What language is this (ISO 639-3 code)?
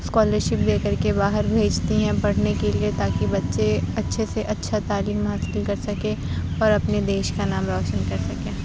urd